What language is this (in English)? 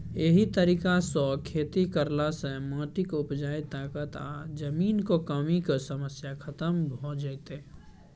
Maithili